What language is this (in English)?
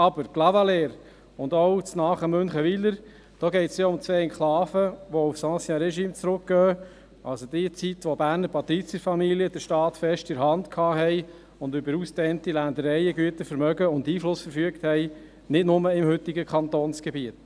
Swiss German